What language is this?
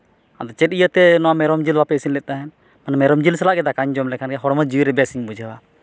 Santali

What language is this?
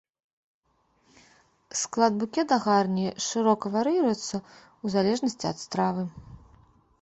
Belarusian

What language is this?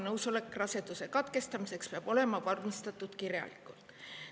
Estonian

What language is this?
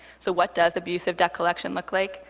English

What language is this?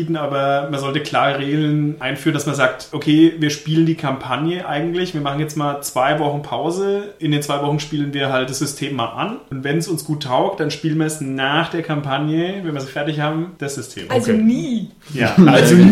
German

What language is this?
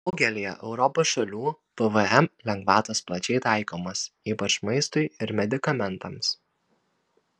Lithuanian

